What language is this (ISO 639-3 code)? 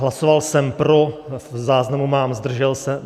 ces